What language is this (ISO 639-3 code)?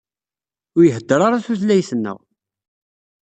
kab